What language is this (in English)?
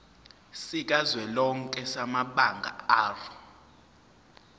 Zulu